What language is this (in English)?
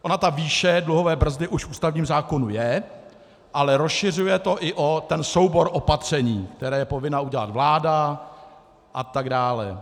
Czech